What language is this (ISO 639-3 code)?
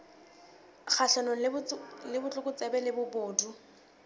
sot